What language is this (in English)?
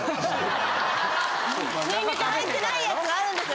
Japanese